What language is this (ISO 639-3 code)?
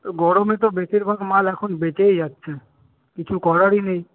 ben